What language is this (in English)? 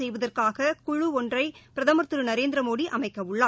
Tamil